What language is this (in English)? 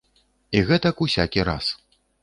Belarusian